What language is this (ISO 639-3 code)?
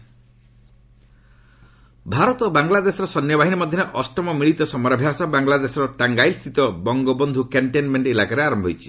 ori